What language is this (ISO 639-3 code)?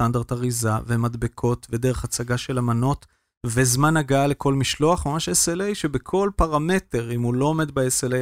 heb